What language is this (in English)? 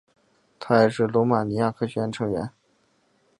Chinese